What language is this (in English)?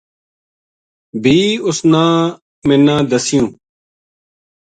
Gujari